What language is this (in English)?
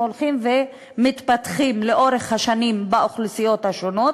Hebrew